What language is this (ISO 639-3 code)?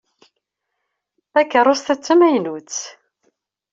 kab